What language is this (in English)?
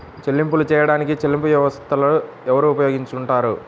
Telugu